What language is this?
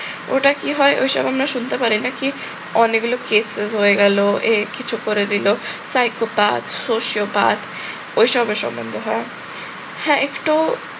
Bangla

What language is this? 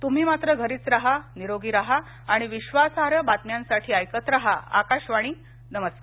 Marathi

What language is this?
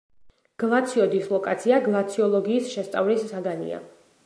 Georgian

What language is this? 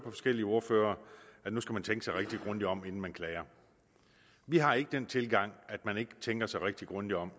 Danish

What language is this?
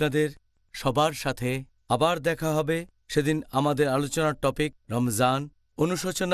Turkish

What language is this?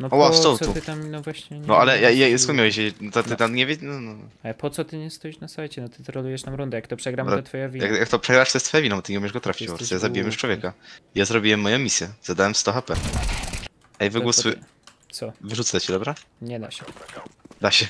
Polish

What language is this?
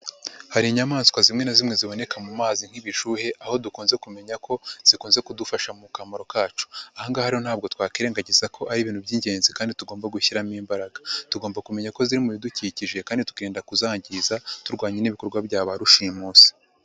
Kinyarwanda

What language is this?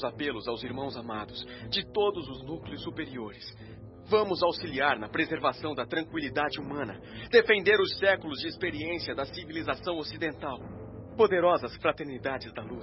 Portuguese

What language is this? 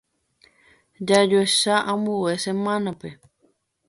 Guarani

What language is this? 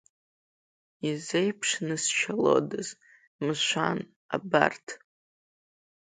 Abkhazian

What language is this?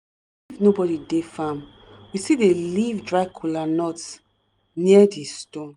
Nigerian Pidgin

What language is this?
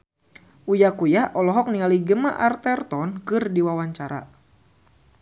Sundanese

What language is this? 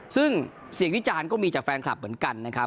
Thai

